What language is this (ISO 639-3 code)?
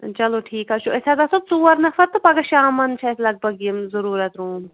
kas